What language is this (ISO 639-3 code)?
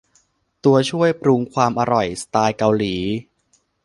tha